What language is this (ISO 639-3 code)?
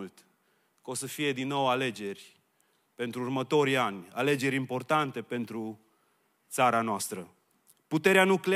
ron